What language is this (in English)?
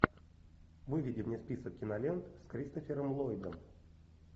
Russian